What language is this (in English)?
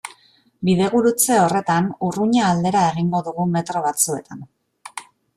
Basque